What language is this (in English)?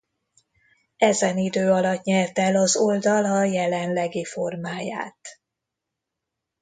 Hungarian